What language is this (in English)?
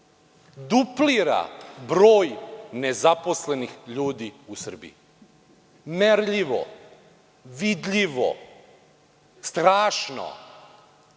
Serbian